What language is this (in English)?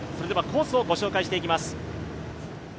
Japanese